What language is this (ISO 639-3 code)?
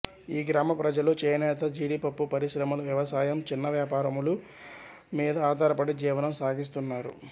tel